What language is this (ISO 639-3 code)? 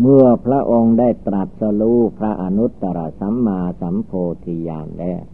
tha